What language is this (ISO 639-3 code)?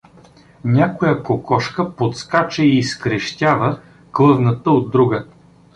bul